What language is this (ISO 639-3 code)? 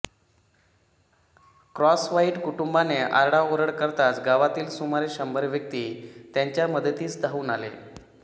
mar